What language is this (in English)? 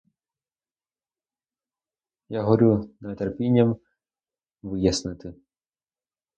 Ukrainian